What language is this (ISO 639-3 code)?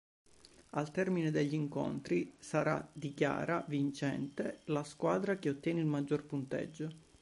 ita